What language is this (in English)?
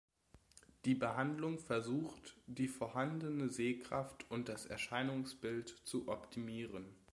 German